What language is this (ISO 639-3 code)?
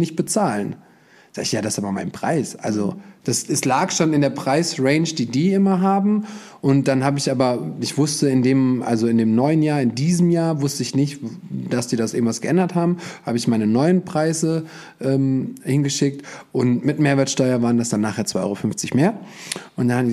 deu